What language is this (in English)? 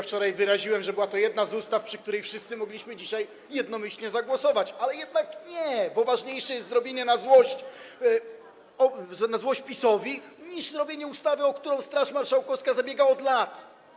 Polish